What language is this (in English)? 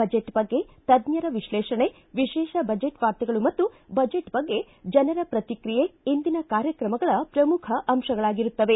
Kannada